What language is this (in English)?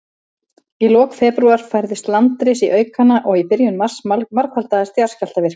Icelandic